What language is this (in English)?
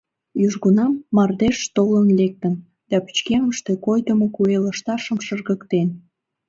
Mari